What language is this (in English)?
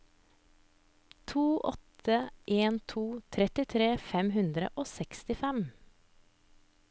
Norwegian